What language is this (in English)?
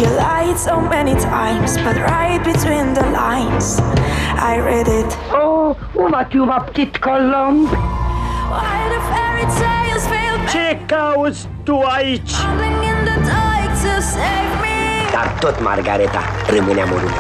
Romanian